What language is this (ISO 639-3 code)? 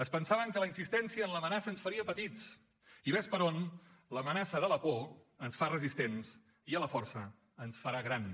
cat